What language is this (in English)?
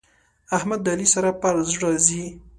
Pashto